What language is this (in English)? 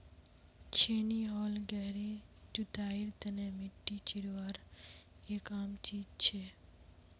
Magahi